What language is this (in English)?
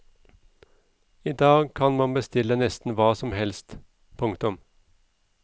Norwegian